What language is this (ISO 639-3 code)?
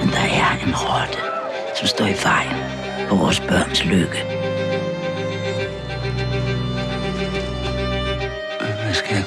dan